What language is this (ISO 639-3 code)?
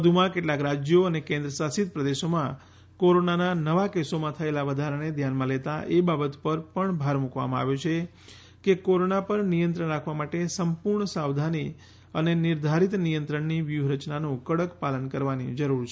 guj